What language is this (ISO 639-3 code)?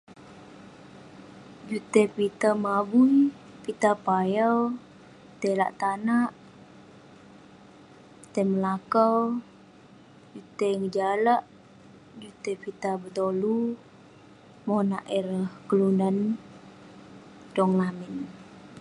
pne